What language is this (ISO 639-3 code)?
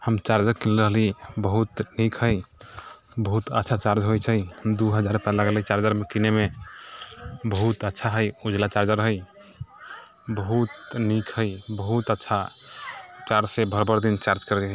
mai